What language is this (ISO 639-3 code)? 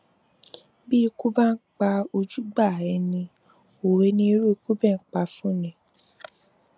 yor